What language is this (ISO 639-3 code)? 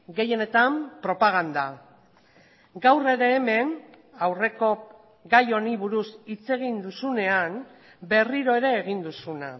eus